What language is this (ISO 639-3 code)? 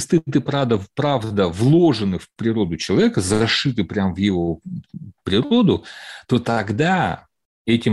rus